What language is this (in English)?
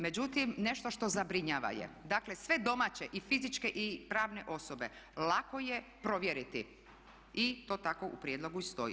Croatian